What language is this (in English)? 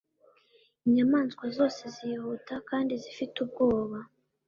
Kinyarwanda